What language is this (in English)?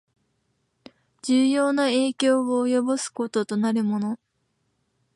Japanese